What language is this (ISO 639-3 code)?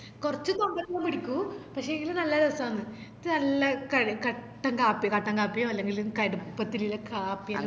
mal